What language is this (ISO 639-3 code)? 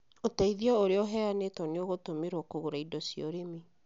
kik